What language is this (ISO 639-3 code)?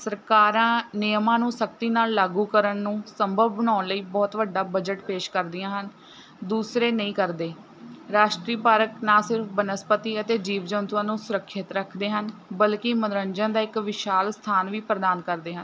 pan